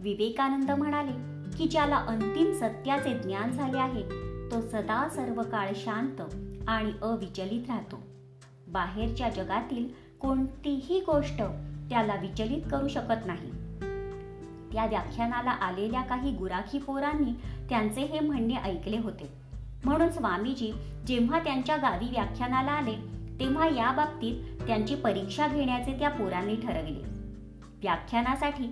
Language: Marathi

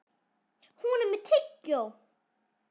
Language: Icelandic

